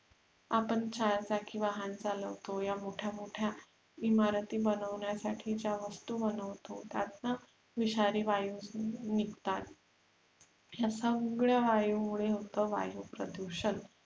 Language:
Marathi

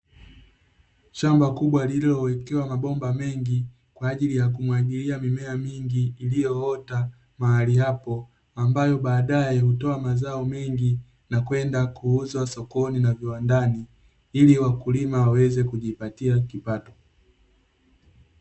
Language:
Swahili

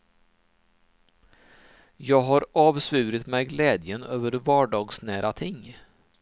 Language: Swedish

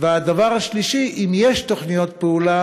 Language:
Hebrew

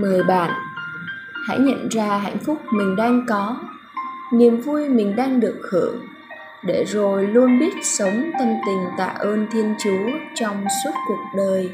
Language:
Vietnamese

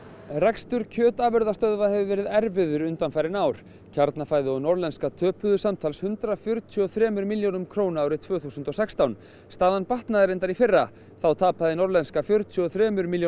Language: Icelandic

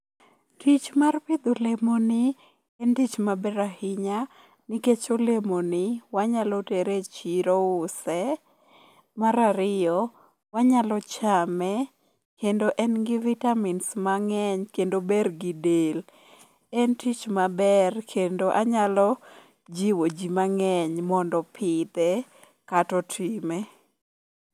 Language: Luo (Kenya and Tanzania)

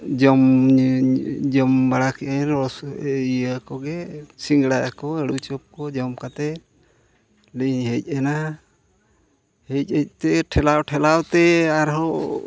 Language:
Santali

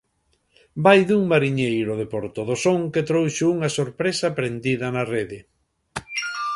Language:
Galician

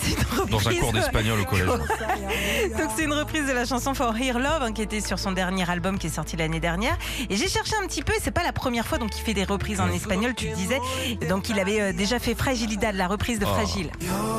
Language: French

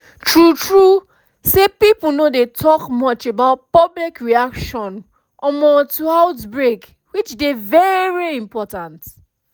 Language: Nigerian Pidgin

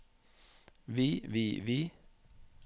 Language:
Norwegian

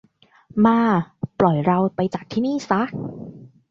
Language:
Thai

